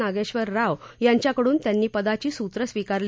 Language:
Marathi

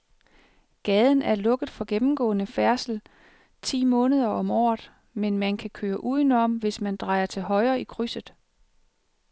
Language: Danish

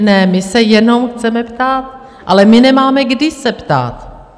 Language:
Czech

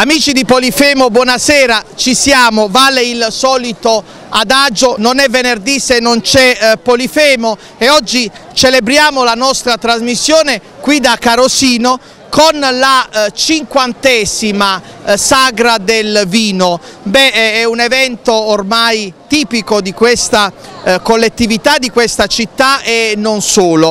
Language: Italian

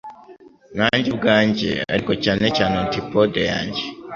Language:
Kinyarwanda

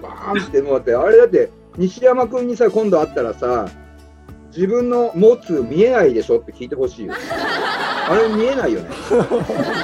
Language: Japanese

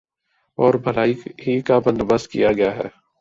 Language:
Urdu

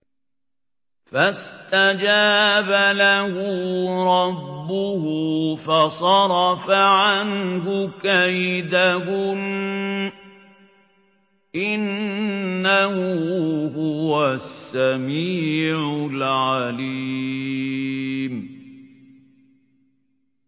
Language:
Arabic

